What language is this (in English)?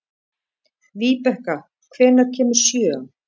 Icelandic